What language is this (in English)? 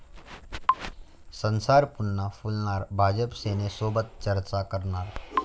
Marathi